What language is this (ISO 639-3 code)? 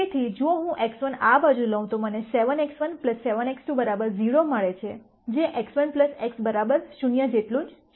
guj